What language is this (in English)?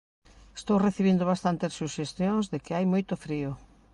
Galician